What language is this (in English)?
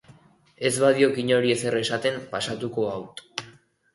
Basque